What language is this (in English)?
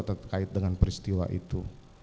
Indonesian